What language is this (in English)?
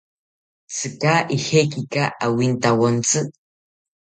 South Ucayali Ashéninka